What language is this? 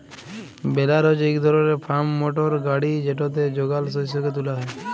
Bangla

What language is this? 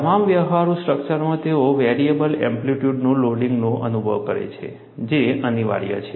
Gujarati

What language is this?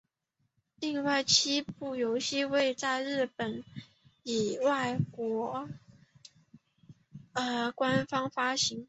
Chinese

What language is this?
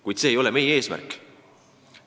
Estonian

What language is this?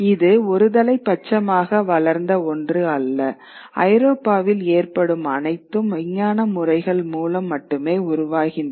Tamil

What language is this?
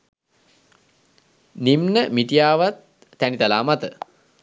Sinhala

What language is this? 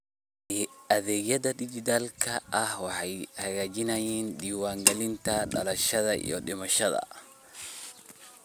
Somali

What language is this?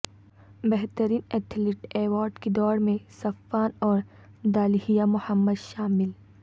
Urdu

